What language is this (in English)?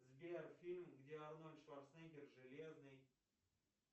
Russian